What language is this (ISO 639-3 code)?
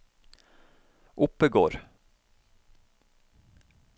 nor